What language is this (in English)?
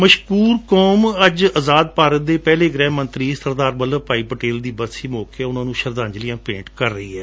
Punjabi